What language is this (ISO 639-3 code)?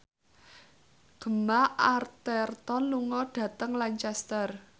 jav